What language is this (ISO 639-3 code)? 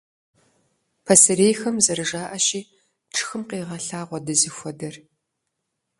kbd